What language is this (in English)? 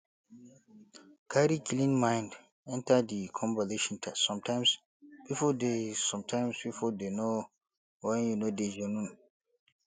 Nigerian Pidgin